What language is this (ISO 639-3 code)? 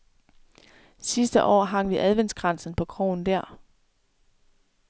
dan